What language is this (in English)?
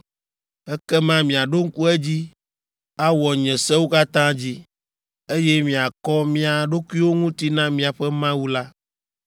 Ewe